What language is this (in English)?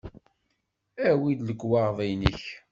Kabyle